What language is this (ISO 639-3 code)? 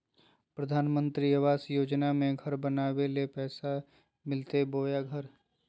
mag